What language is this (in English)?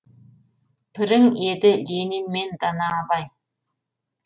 Kazakh